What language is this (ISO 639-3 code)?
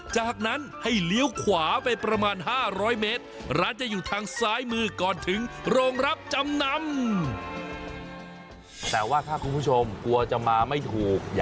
tha